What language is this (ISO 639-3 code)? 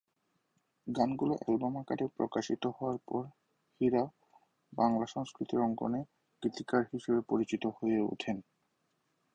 ben